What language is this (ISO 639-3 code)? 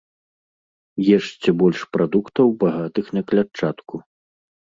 bel